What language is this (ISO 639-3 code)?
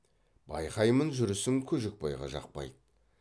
kaz